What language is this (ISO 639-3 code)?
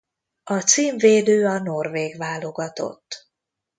hun